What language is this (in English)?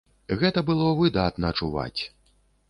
Belarusian